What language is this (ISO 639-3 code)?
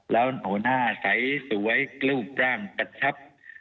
tha